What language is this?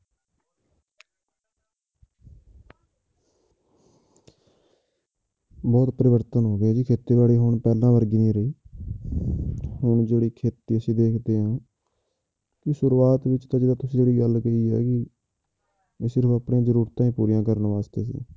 Punjabi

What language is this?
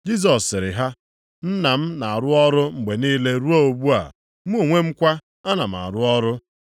Igbo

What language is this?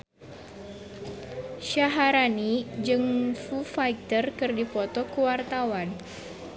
Sundanese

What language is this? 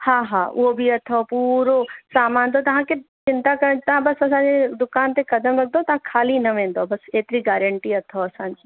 Sindhi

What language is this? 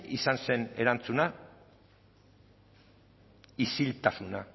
Basque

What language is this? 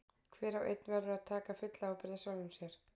Icelandic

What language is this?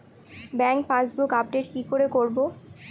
Bangla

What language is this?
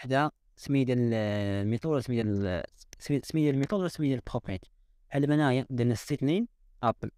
Arabic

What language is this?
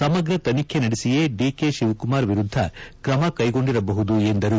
Kannada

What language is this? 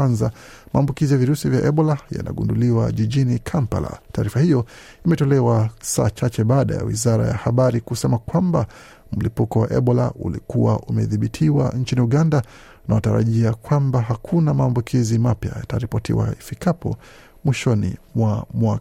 Swahili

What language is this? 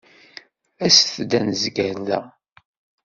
Kabyle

